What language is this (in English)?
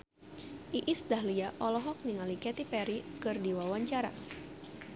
Sundanese